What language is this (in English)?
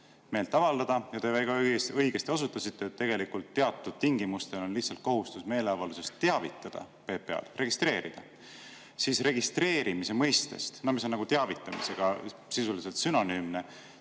Estonian